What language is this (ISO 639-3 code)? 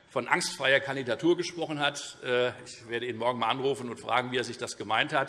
deu